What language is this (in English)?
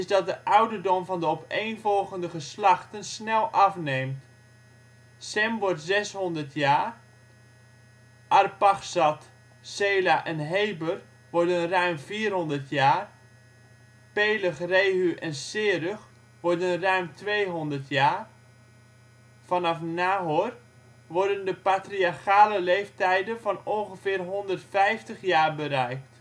Dutch